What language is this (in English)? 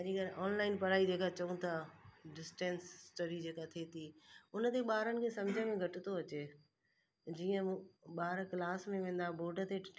Sindhi